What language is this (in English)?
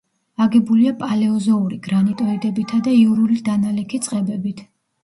Georgian